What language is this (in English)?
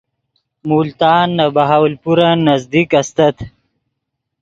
Yidgha